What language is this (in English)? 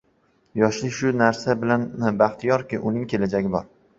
Uzbek